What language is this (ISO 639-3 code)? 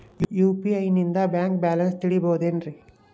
kan